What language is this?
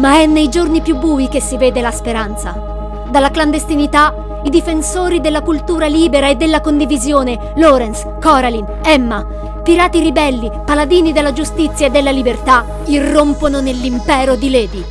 Italian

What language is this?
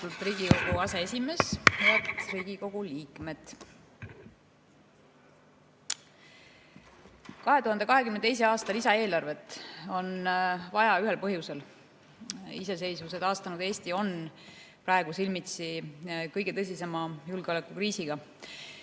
Estonian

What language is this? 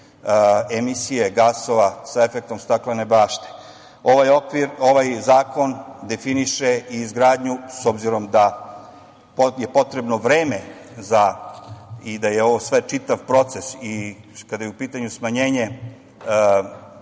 Serbian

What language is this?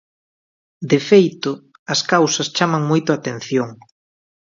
Galician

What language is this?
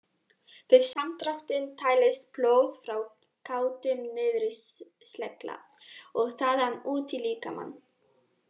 Icelandic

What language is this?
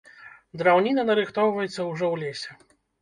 Belarusian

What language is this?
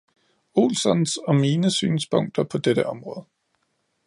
Danish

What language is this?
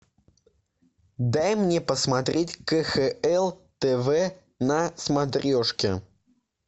Russian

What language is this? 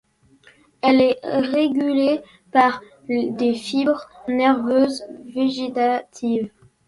French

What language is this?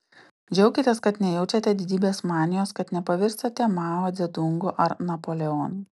Lithuanian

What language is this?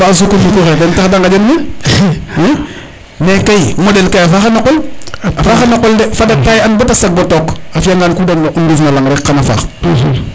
Serer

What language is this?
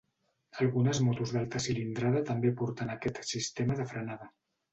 Catalan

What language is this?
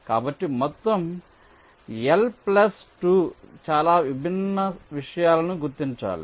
Telugu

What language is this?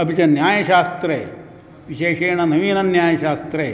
Sanskrit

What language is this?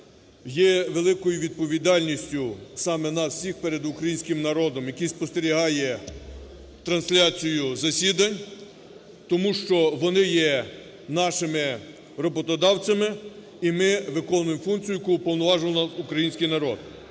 Ukrainian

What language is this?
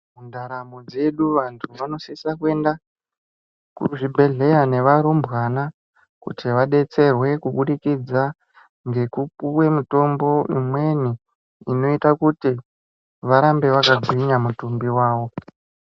Ndau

